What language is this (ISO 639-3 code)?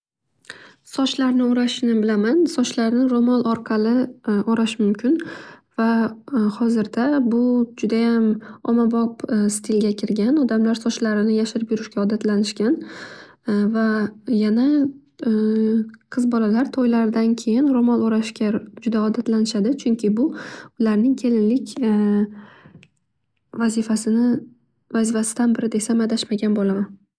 uzb